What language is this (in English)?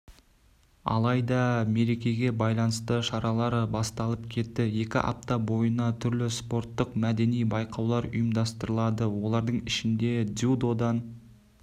Kazakh